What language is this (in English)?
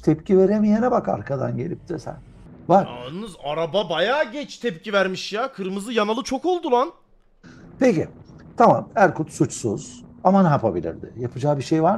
Turkish